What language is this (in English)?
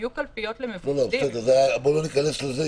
Hebrew